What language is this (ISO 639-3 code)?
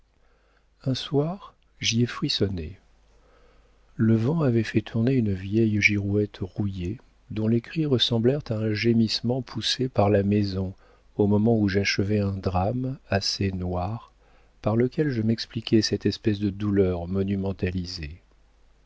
fra